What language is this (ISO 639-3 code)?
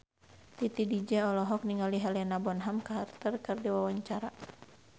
sun